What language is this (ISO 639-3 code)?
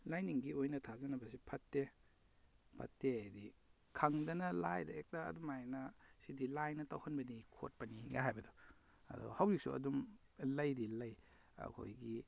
mni